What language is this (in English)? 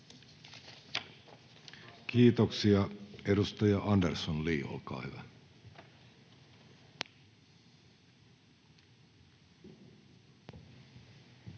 Finnish